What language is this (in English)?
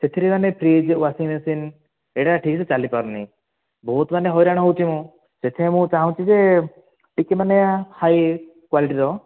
Odia